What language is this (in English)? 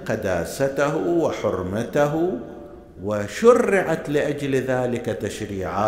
Arabic